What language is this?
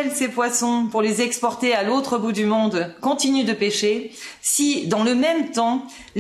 French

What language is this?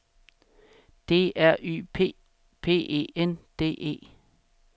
Danish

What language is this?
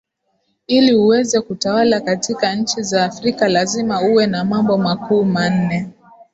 Swahili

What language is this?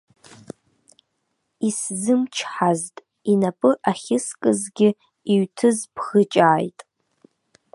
Abkhazian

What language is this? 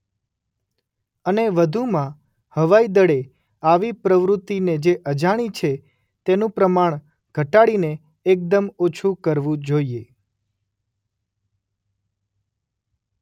Gujarati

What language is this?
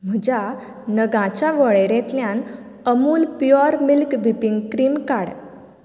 Konkani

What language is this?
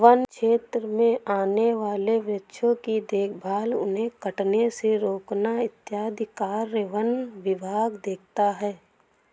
Hindi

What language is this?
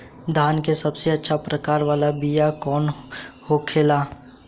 Bhojpuri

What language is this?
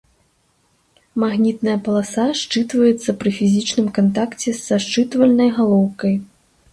Belarusian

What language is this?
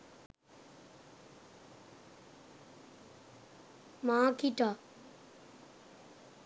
Sinhala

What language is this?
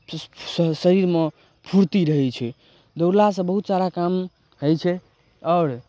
Maithili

